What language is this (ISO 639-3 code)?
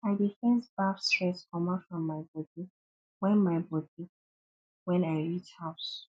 pcm